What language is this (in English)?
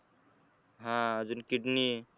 Marathi